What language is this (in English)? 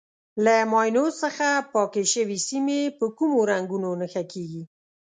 Pashto